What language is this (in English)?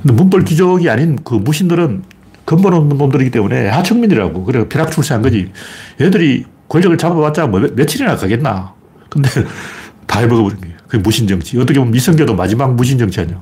Korean